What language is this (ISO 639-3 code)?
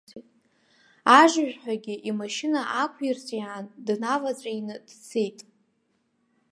abk